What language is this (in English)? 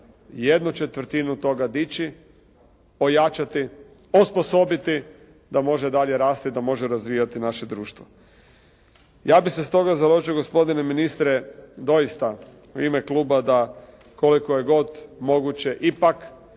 Croatian